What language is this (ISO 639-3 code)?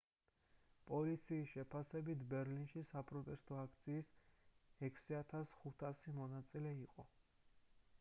kat